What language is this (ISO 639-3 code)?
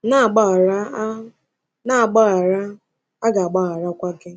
ibo